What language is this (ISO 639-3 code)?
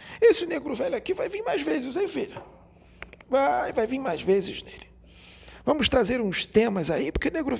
por